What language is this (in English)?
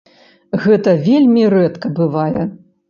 Belarusian